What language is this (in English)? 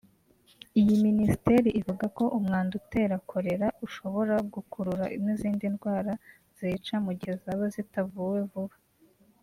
Kinyarwanda